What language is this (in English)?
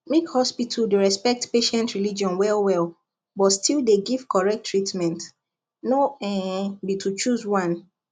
Nigerian Pidgin